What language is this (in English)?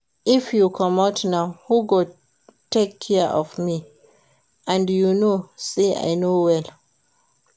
Nigerian Pidgin